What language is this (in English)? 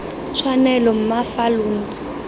Tswana